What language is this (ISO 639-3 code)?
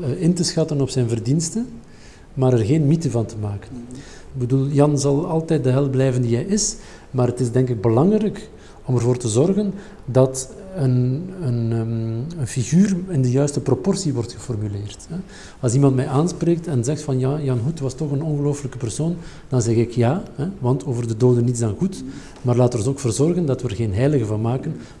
nld